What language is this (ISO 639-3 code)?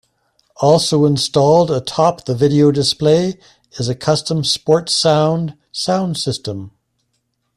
eng